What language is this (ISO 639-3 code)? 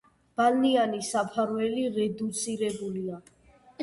kat